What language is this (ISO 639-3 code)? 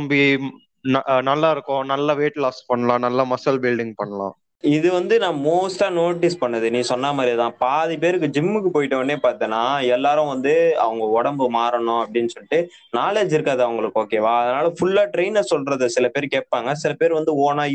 tam